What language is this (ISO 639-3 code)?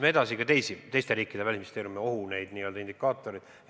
est